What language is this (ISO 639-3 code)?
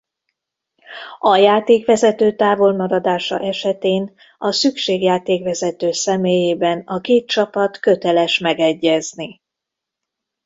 hun